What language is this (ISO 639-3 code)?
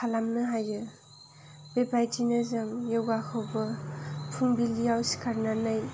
brx